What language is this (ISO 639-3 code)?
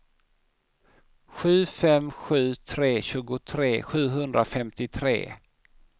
swe